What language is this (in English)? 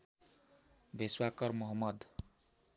Nepali